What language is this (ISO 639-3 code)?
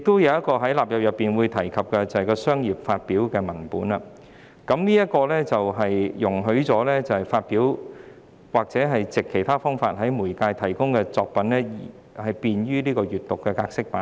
yue